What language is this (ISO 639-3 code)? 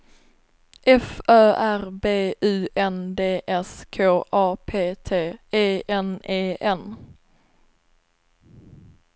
swe